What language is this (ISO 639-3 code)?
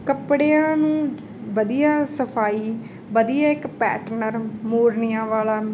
pan